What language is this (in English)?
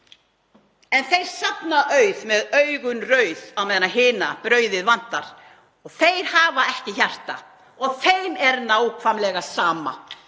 Icelandic